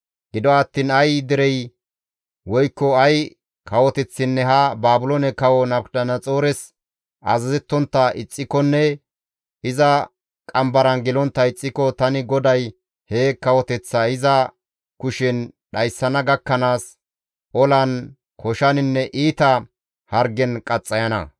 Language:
Gamo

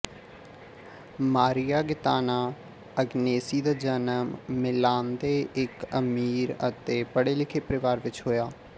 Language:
Punjabi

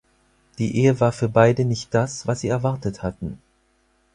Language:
German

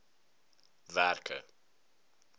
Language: Afrikaans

